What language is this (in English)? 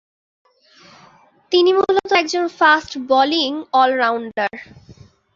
Bangla